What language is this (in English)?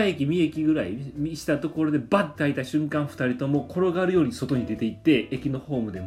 Japanese